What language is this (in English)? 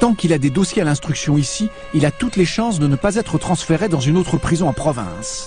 French